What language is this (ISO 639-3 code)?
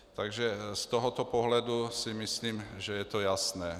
ces